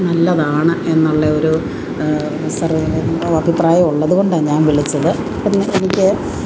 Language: Malayalam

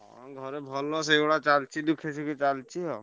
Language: Odia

